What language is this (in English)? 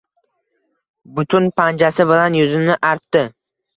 Uzbek